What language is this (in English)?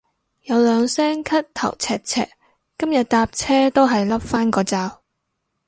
Cantonese